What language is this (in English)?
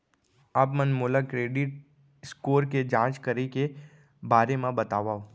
Chhattisgarhi